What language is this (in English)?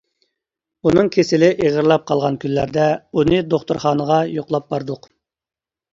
Uyghur